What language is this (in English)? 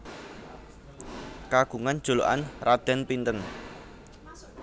Javanese